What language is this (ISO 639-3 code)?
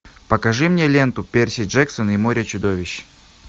rus